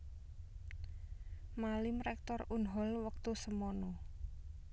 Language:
Javanese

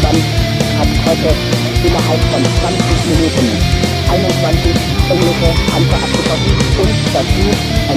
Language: German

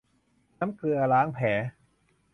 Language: Thai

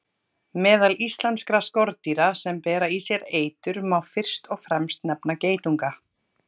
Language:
Icelandic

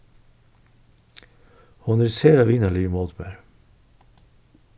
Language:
Faroese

